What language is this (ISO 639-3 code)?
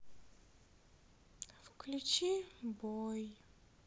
rus